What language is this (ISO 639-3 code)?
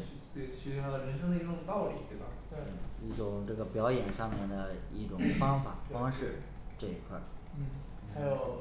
zho